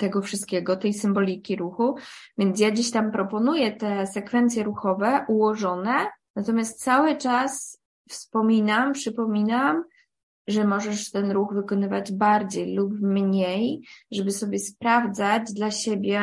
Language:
Polish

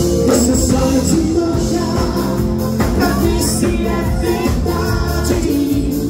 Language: Portuguese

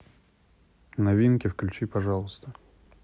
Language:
Russian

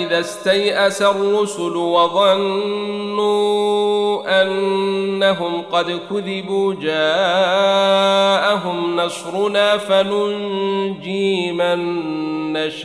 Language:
Arabic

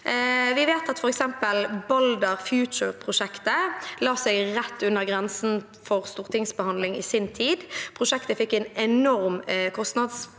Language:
Norwegian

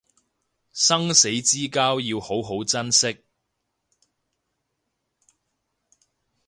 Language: Cantonese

